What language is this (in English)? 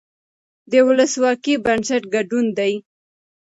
Pashto